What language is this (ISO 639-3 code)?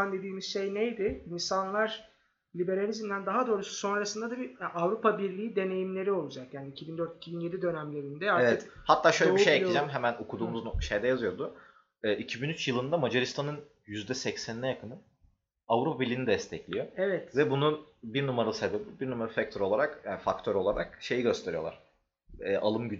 tur